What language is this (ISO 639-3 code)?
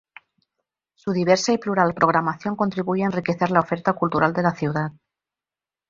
spa